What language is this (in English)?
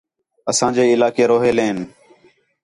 Khetrani